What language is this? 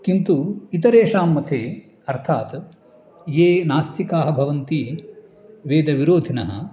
Sanskrit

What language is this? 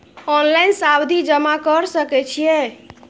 Maithili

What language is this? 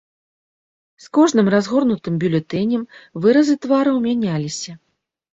Belarusian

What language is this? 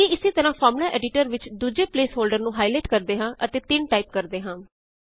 Punjabi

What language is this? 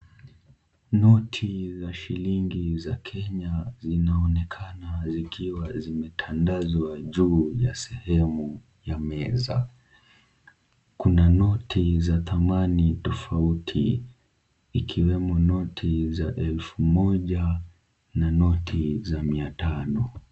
Swahili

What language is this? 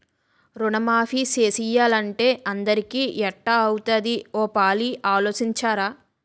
Telugu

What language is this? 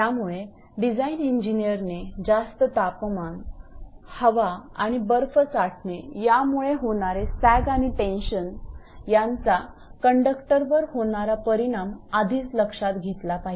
Marathi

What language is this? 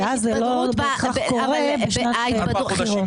Hebrew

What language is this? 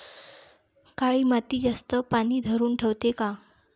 Marathi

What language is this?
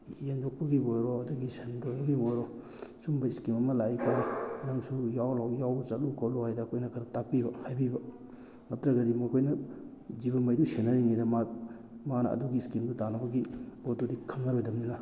Manipuri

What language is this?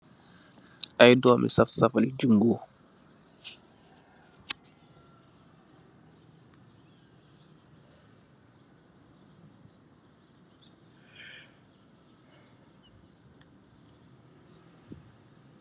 Wolof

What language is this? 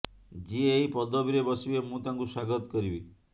Odia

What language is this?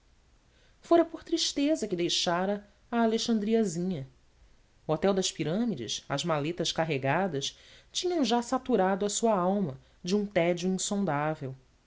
Portuguese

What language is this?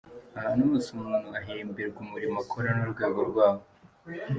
Kinyarwanda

